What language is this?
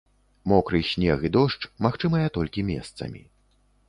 Belarusian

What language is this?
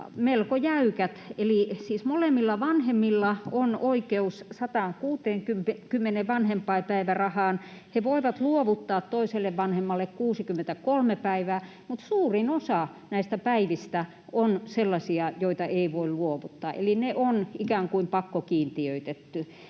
Finnish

